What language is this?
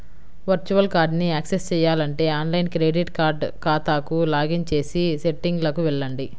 Telugu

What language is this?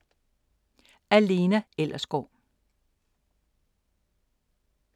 Danish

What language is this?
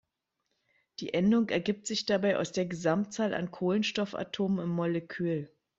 German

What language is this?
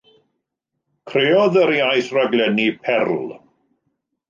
Welsh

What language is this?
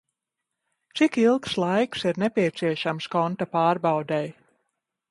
Latvian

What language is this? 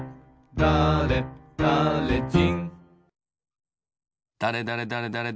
Japanese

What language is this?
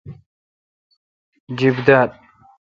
Kalkoti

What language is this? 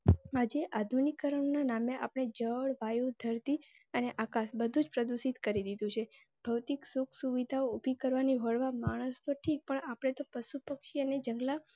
Gujarati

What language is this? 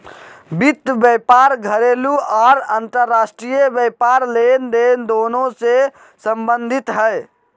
Magahi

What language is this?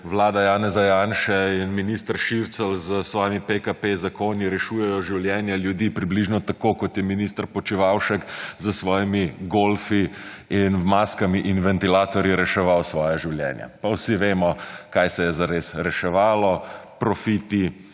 Slovenian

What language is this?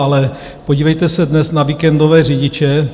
Czech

